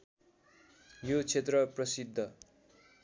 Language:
Nepali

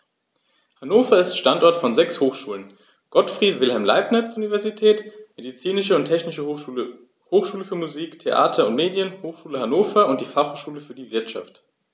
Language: German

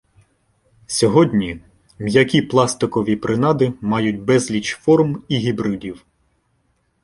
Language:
Ukrainian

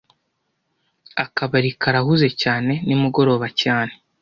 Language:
Kinyarwanda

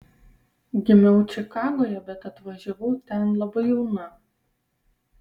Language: Lithuanian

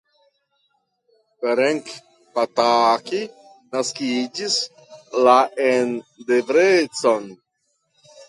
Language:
Esperanto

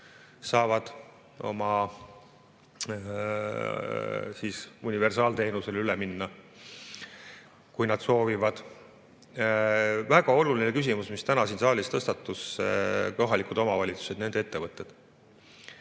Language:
Estonian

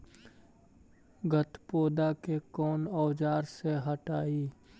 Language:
Magahi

